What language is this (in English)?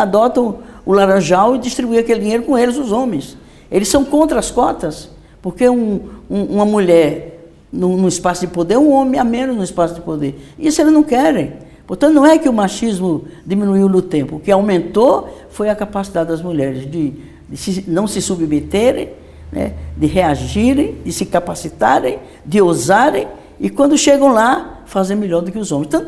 Portuguese